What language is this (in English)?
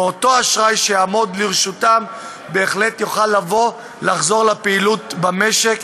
Hebrew